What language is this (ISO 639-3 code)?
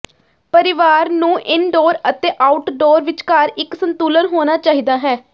pan